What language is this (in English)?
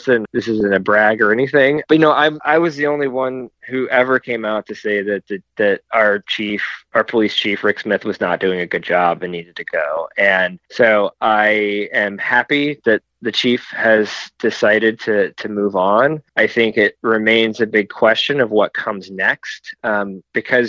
English